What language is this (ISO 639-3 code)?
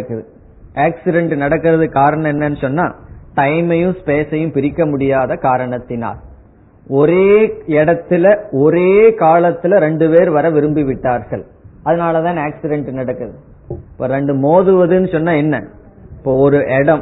tam